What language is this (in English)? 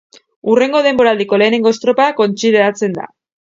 Basque